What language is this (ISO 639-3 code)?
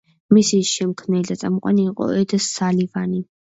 kat